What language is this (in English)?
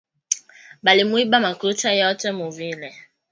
Swahili